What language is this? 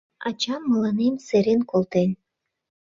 Mari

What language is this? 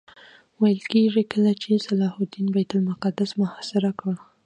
Pashto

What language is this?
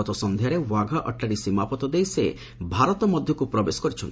Odia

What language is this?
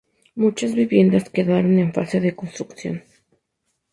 Spanish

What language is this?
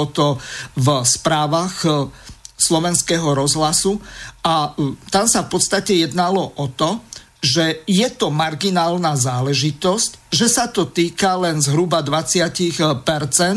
Slovak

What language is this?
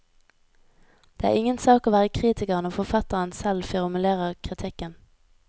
Norwegian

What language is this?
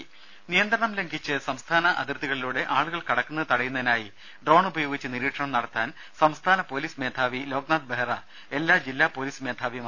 Malayalam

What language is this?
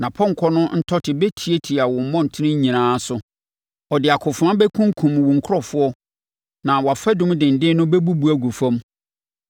Akan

